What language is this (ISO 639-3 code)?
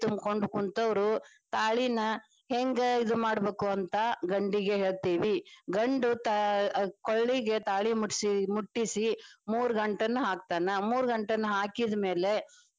kan